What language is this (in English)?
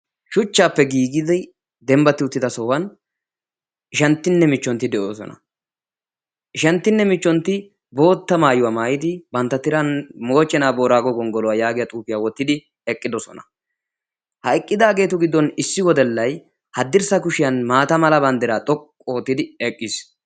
Wolaytta